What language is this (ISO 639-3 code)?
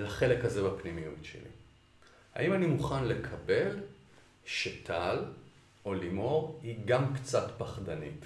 heb